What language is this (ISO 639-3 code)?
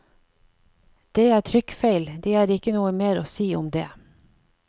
nor